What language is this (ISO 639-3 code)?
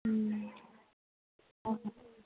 mni